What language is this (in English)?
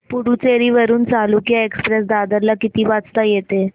Marathi